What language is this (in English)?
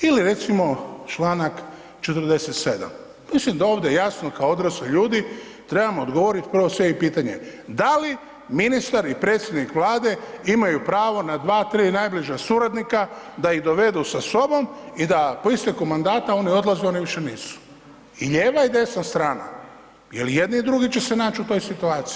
Croatian